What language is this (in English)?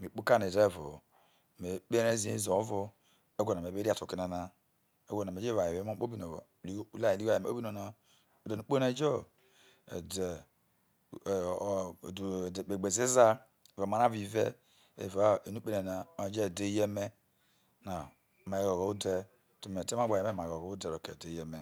Isoko